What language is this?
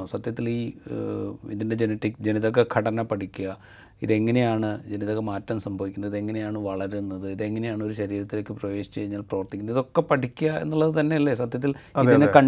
Malayalam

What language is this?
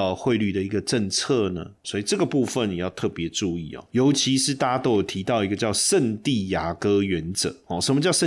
Chinese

